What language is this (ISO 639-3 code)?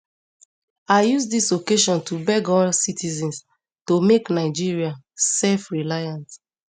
pcm